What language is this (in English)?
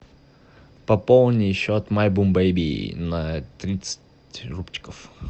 Russian